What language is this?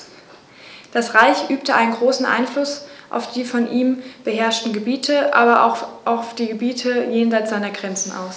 German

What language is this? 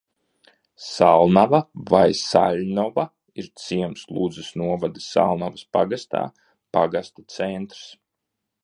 Latvian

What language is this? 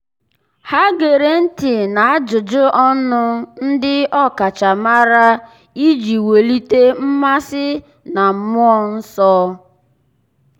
Igbo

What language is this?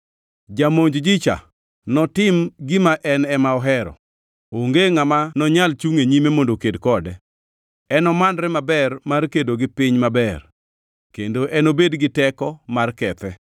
Luo (Kenya and Tanzania)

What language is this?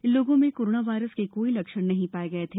Hindi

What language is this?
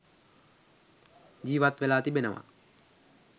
Sinhala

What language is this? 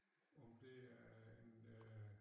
Danish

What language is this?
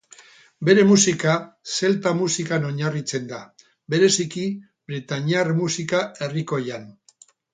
Basque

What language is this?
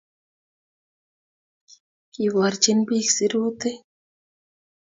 Kalenjin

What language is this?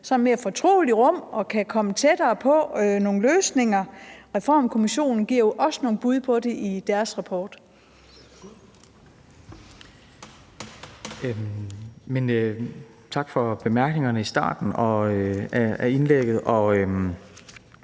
Danish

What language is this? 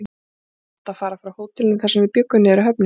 Icelandic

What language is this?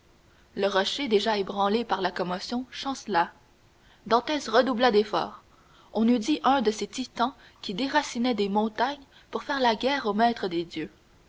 French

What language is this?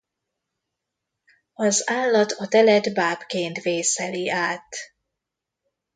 Hungarian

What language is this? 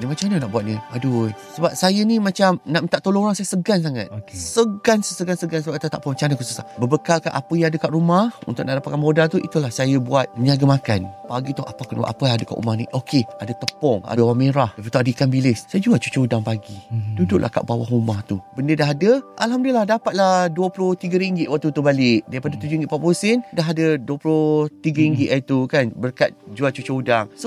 Malay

